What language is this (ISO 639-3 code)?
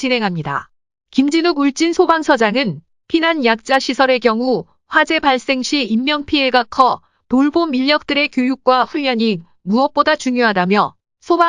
kor